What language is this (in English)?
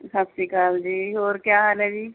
Punjabi